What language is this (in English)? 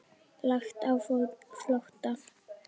Icelandic